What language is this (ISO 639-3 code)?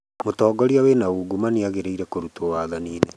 kik